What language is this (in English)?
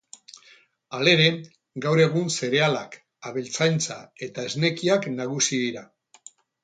Basque